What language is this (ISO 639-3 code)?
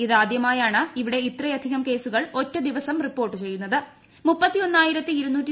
mal